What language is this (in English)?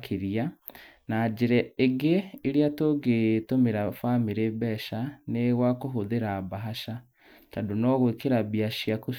Kikuyu